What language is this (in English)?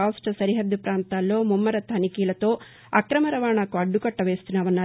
Telugu